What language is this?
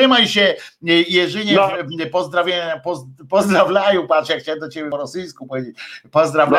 Polish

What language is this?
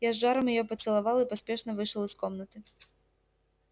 Russian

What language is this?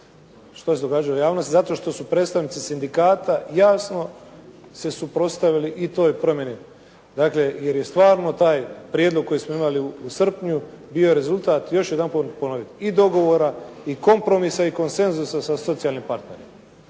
Croatian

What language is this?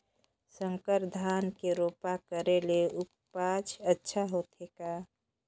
Chhattisgarhi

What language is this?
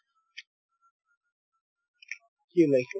Assamese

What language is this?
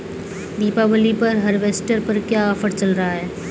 Hindi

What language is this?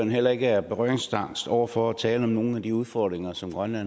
Danish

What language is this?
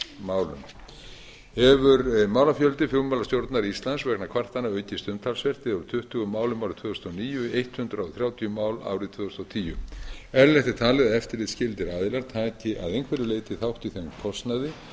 Icelandic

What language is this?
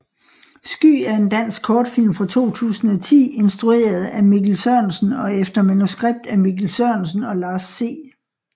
Danish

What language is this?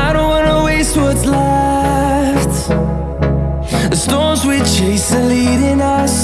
English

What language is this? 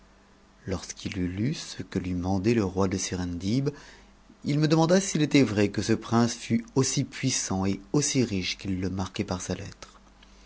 French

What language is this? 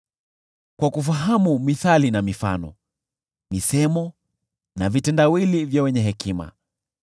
Swahili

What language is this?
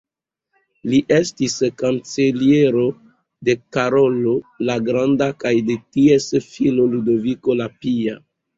Esperanto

